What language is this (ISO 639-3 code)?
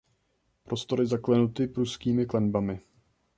ces